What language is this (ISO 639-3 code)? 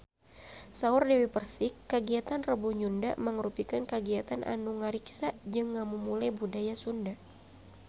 sun